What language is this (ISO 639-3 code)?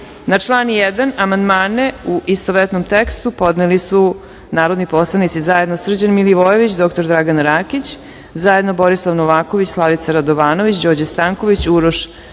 srp